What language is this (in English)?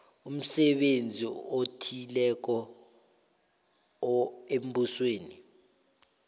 South Ndebele